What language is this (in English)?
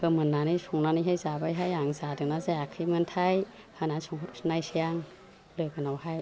Bodo